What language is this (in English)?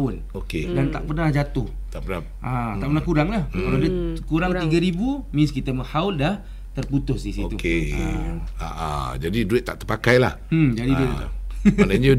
Malay